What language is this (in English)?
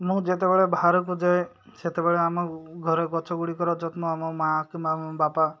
Odia